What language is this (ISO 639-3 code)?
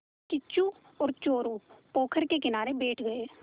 hin